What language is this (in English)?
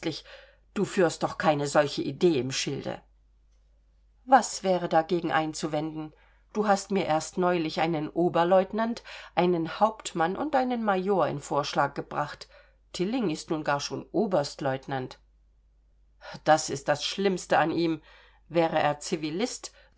German